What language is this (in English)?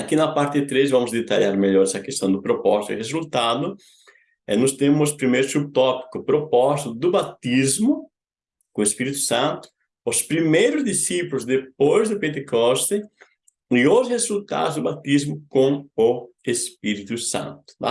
Portuguese